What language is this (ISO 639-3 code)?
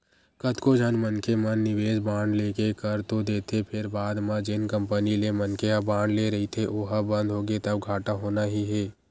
hne